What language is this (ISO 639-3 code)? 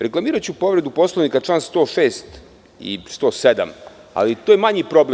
srp